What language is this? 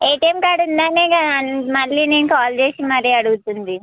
Telugu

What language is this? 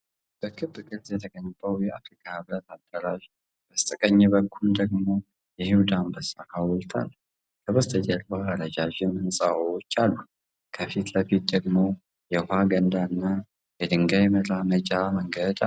Amharic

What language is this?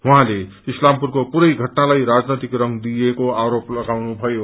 Nepali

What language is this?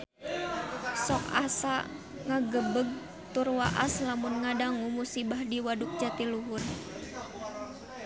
Sundanese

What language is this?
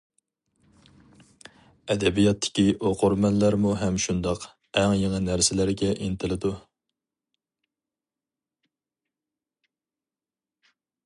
Uyghur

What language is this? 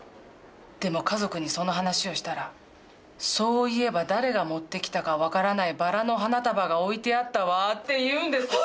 Japanese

